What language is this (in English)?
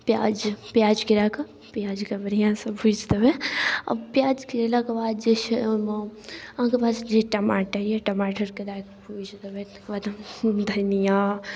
Maithili